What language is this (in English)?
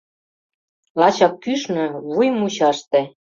Mari